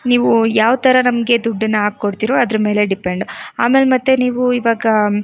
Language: Kannada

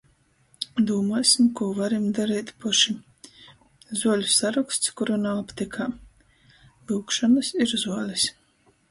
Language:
Latgalian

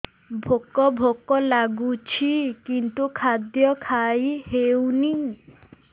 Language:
Odia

